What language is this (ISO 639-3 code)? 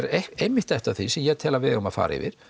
isl